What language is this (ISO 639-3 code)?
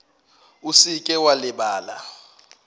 nso